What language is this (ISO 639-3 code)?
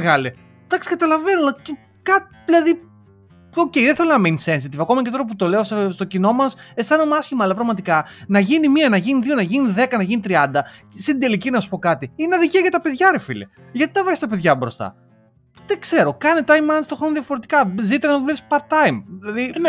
ell